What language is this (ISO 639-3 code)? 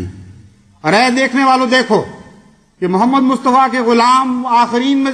hin